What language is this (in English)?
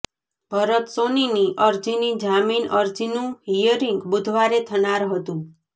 Gujarati